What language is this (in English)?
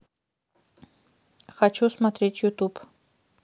Russian